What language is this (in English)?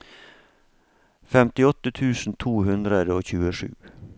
Norwegian